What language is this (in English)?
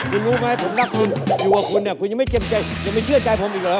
Thai